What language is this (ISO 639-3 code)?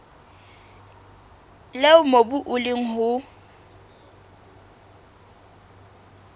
sot